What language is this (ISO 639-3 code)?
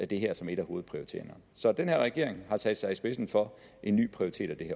dan